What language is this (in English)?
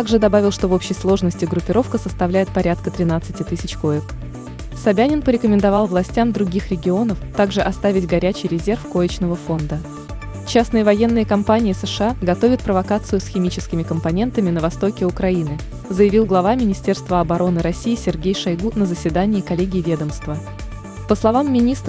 Russian